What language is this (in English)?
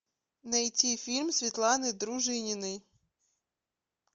Russian